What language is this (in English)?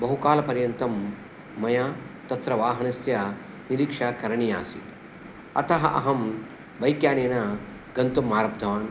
Sanskrit